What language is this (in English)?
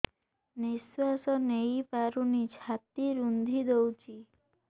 Odia